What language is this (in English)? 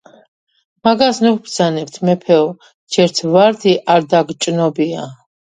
Georgian